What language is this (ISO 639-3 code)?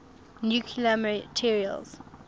eng